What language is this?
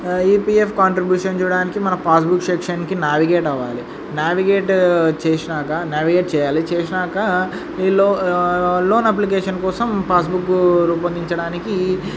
Telugu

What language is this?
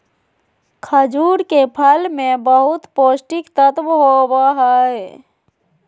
Magahi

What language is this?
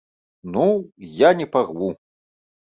Belarusian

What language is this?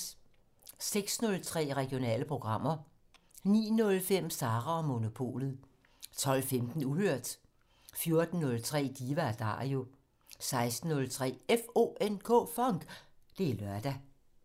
Danish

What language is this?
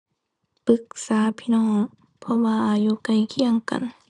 Thai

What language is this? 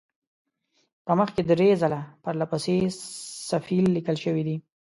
Pashto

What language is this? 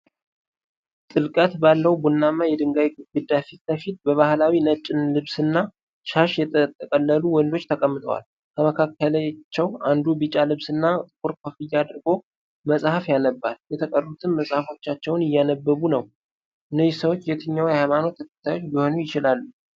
Amharic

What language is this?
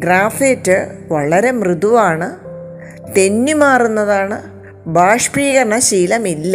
Malayalam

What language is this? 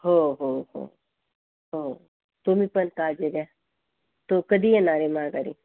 Marathi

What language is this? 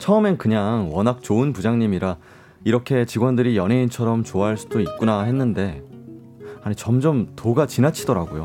Korean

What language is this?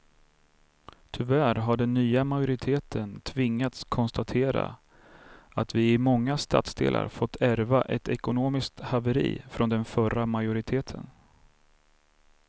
Swedish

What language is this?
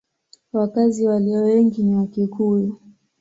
Swahili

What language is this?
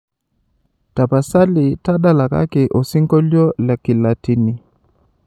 Masai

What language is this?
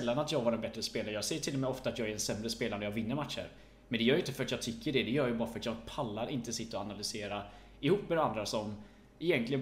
Swedish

